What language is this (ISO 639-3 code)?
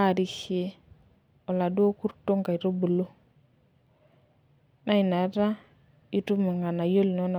mas